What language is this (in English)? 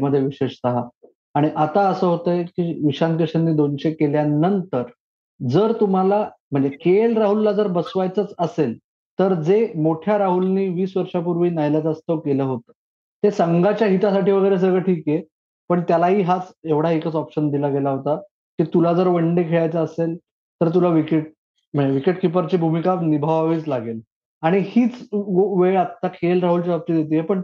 Marathi